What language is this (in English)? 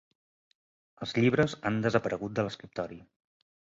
Catalan